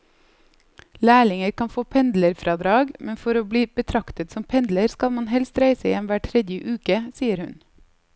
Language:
Norwegian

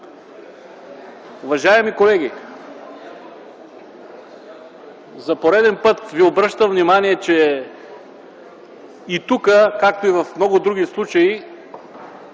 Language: Bulgarian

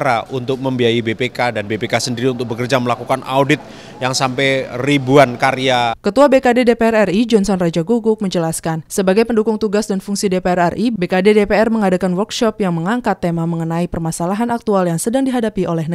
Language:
Indonesian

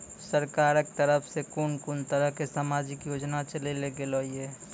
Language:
Maithili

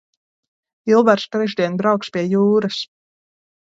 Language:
Latvian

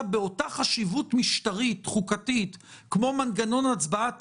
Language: Hebrew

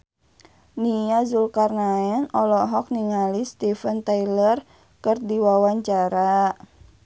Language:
Sundanese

